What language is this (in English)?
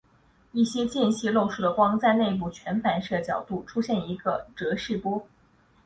Chinese